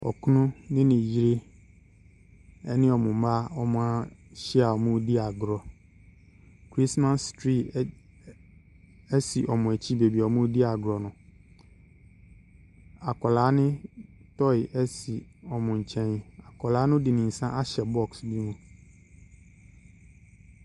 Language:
Akan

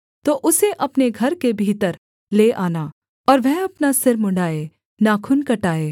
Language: Hindi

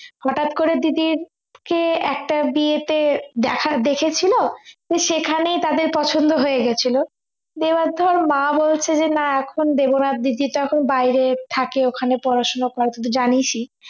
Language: Bangla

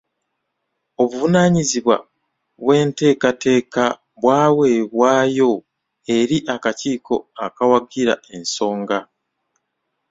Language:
Ganda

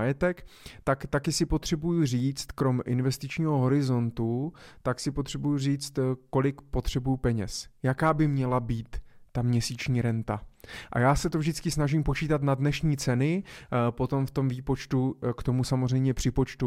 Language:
Czech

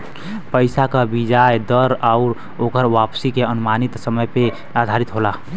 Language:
Bhojpuri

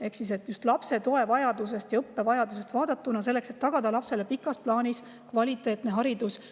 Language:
Estonian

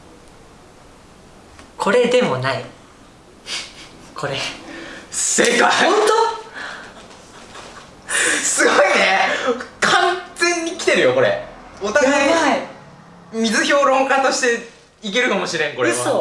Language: Japanese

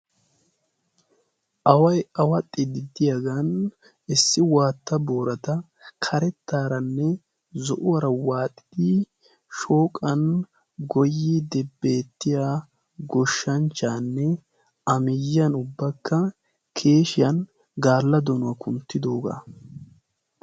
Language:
Wolaytta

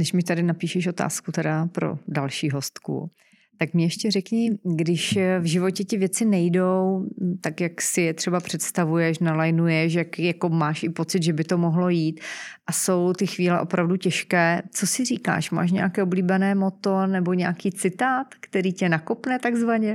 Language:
Czech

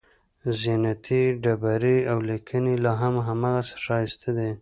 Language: Pashto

